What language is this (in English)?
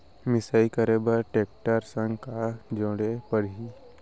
Chhattisgarhi